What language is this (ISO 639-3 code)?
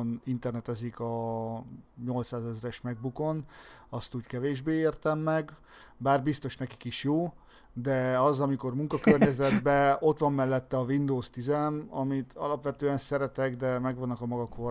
hun